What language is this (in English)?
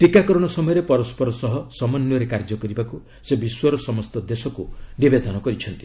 Odia